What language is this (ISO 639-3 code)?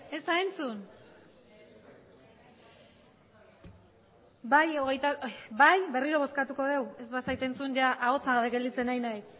eus